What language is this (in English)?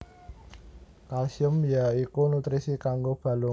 Javanese